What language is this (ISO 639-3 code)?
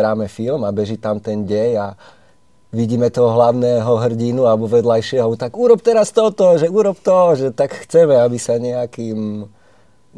slk